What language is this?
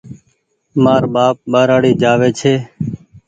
Goaria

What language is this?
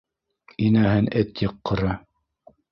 Bashkir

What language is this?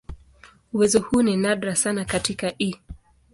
Swahili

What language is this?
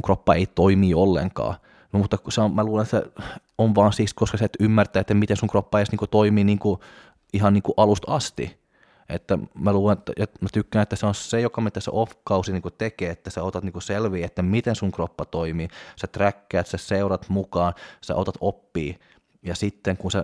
Finnish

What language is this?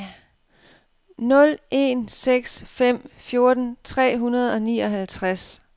Danish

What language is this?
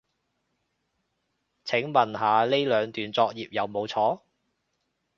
Cantonese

